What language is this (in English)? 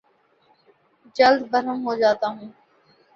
Urdu